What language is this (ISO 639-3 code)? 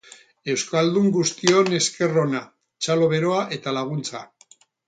eus